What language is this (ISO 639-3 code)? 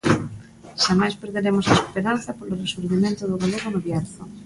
glg